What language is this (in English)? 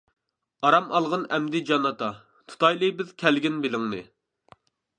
Uyghur